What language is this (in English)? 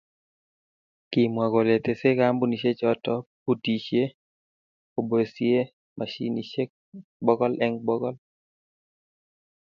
Kalenjin